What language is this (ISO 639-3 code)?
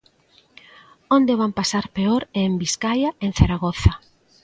glg